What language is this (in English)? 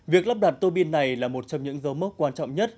Vietnamese